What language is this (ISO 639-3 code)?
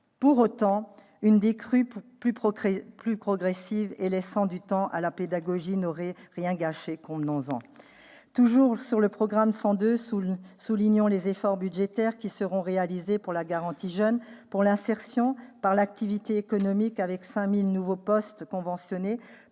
fra